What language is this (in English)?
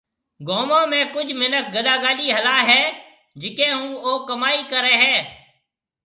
Marwari (Pakistan)